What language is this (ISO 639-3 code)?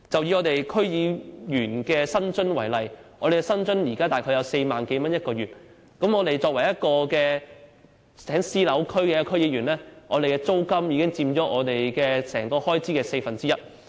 yue